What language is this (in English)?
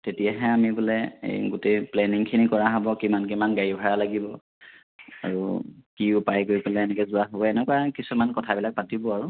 Assamese